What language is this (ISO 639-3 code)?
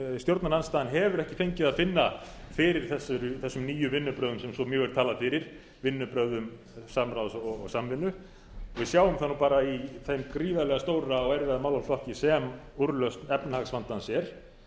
isl